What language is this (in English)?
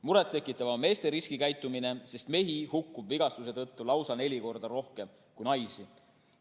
Estonian